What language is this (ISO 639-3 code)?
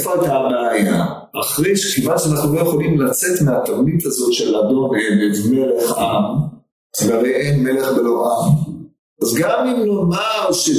heb